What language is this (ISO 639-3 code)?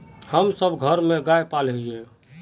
mag